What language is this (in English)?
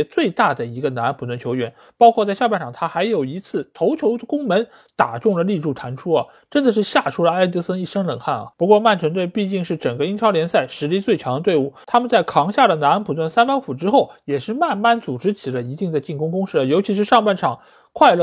Chinese